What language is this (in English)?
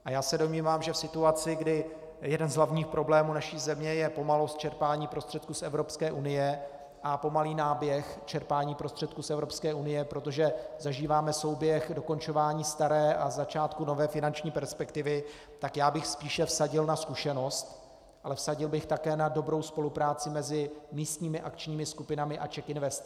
Czech